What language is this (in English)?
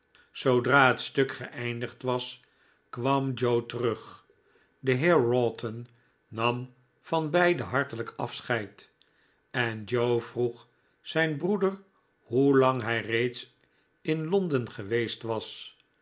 Dutch